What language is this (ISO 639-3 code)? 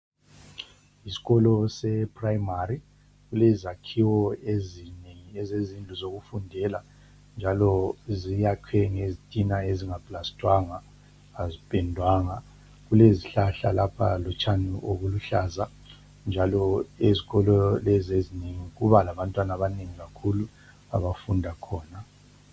nde